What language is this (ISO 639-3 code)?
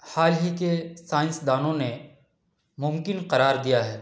urd